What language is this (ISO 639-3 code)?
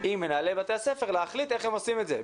heb